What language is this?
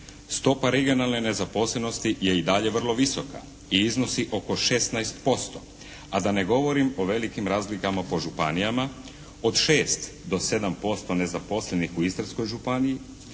Croatian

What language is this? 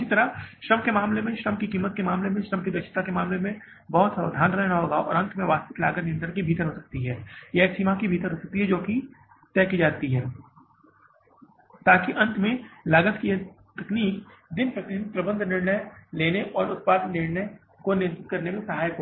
Hindi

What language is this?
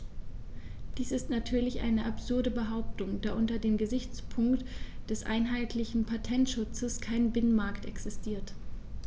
German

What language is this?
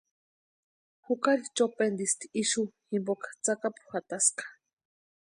Western Highland Purepecha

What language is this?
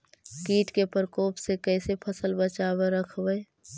Magahi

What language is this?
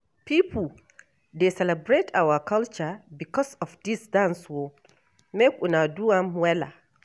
Nigerian Pidgin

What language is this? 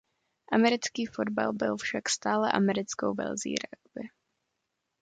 Czech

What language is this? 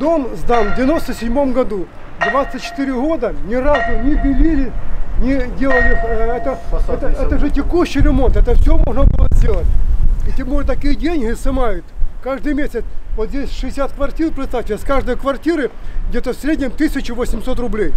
Russian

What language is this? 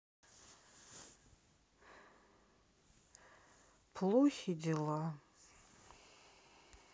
Russian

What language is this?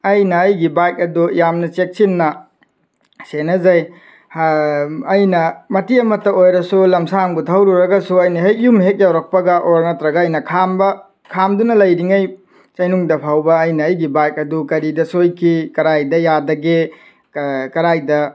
Manipuri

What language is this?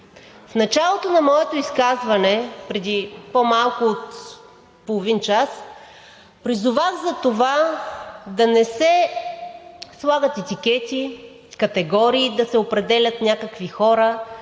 Bulgarian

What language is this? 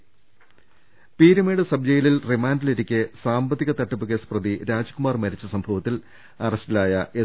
Malayalam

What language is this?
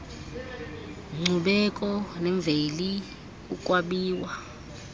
Xhosa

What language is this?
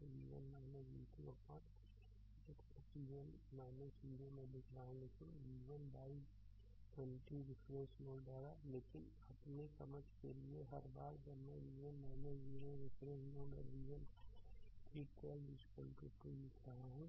Hindi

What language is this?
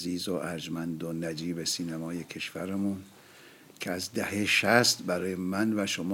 Persian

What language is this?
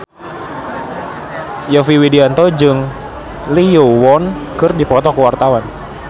Sundanese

